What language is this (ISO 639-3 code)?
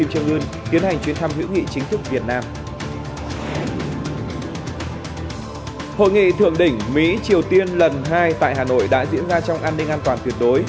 vie